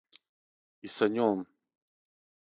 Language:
Serbian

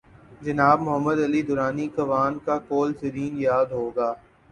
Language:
Urdu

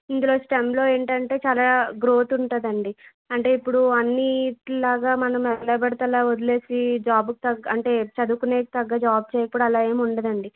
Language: Telugu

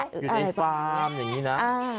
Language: Thai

